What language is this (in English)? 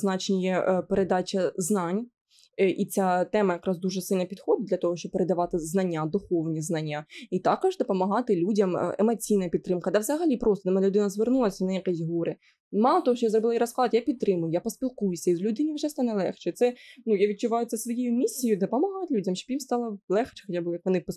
Ukrainian